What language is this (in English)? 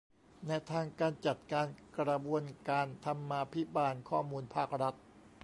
Thai